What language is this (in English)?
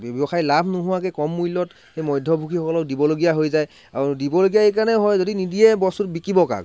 Assamese